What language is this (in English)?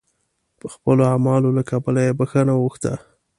Pashto